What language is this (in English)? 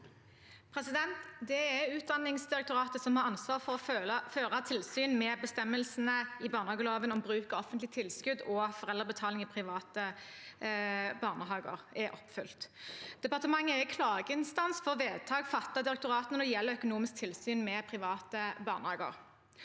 Norwegian